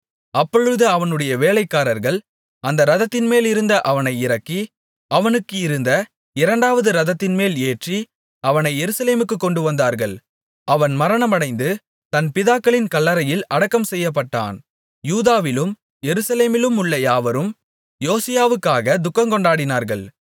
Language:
Tamil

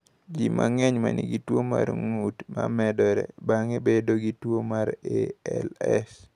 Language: Luo (Kenya and Tanzania)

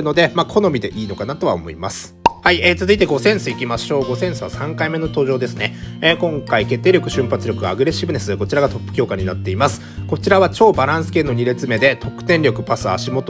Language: Japanese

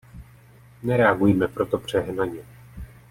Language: Czech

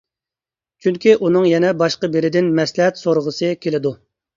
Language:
Uyghur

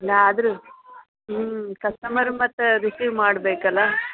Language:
Kannada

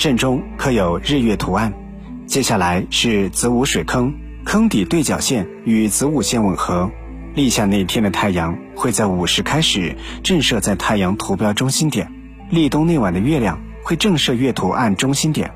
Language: Chinese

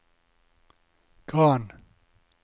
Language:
Norwegian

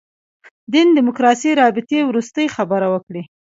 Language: Pashto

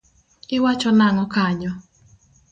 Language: Luo (Kenya and Tanzania)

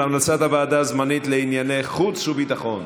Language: Hebrew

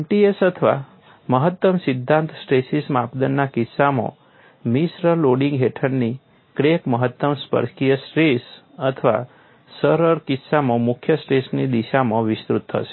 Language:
Gujarati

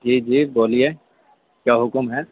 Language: Urdu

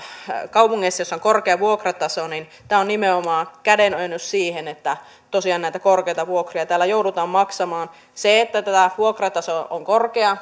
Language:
Finnish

